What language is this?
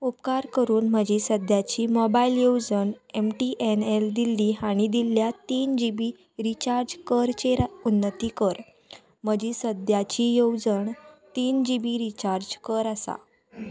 Konkani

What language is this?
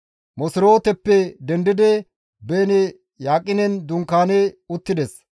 Gamo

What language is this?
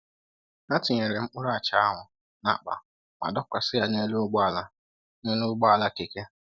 Igbo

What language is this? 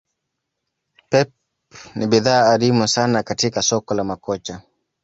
Swahili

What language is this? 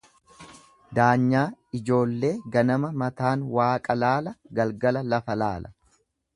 Oromo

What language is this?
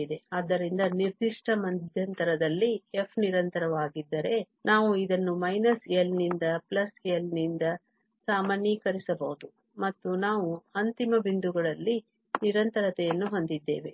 Kannada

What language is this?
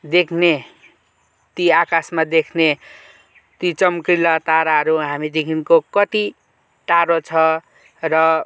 Nepali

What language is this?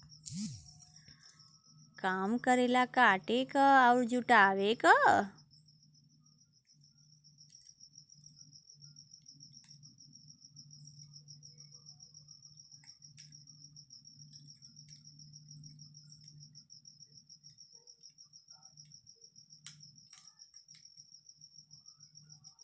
Bhojpuri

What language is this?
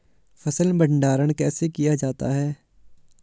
Hindi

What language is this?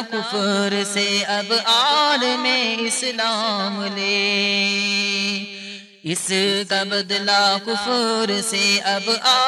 Urdu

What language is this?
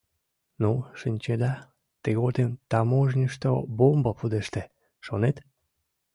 Mari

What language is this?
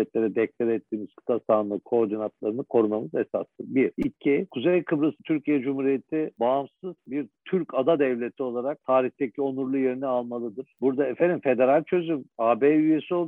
Turkish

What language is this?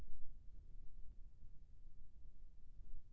Chhattisgarhi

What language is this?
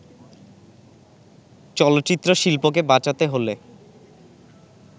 Bangla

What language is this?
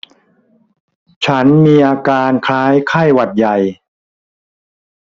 Thai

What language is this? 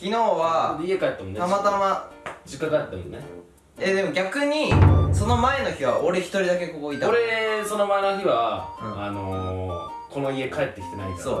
Japanese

